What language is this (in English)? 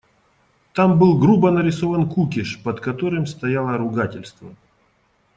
Russian